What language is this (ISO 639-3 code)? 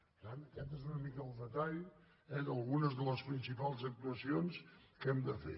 cat